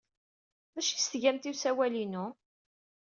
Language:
Kabyle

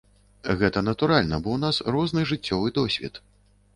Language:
Belarusian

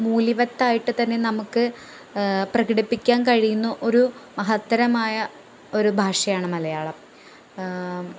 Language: Malayalam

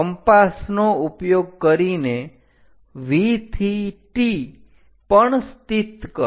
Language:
Gujarati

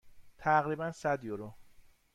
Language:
Persian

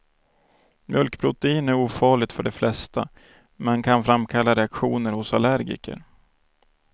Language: Swedish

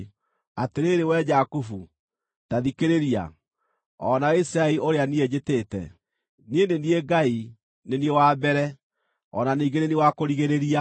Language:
Kikuyu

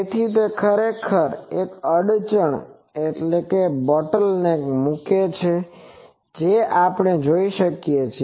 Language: Gujarati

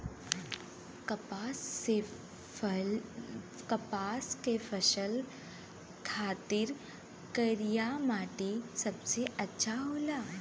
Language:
Bhojpuri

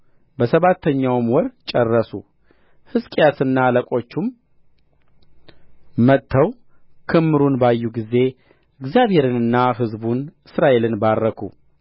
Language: Amharic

